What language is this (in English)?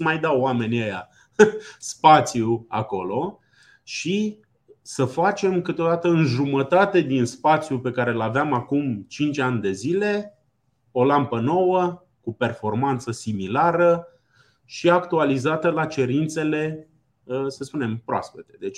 Romanian